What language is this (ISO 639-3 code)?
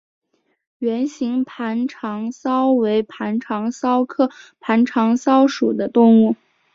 zho